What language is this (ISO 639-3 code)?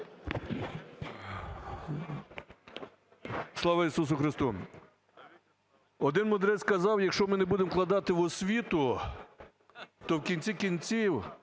ukr